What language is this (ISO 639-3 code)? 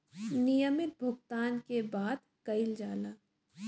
bho